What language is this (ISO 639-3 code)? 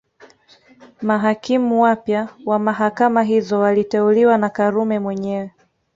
swa